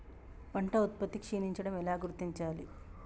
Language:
Telugu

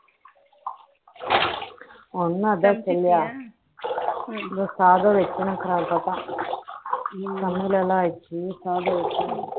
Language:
Tamil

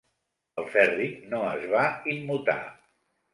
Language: Catalan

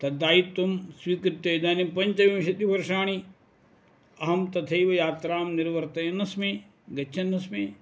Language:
Sanskrit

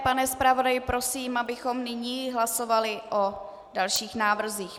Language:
Czech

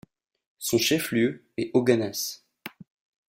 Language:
French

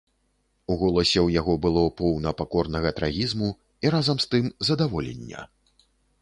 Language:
Belarusian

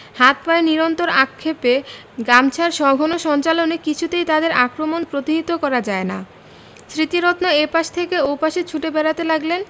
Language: Bangla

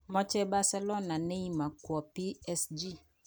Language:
Kalenjin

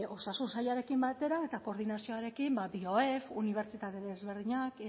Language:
Basque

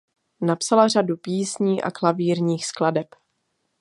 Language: Czech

